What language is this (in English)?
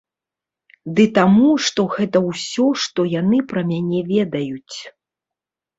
Belarusian